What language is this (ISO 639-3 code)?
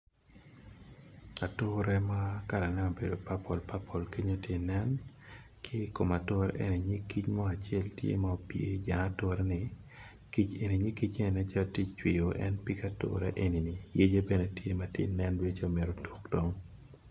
ach